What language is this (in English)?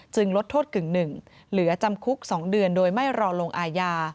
Thai